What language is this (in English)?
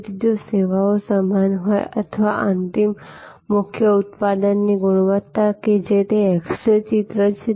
Gujarati